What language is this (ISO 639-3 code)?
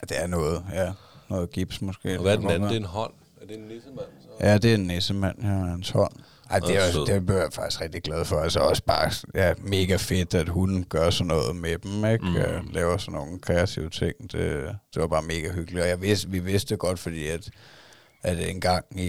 dan